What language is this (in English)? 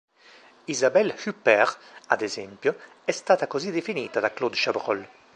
Italian